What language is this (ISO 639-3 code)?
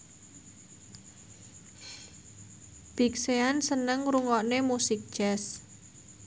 jav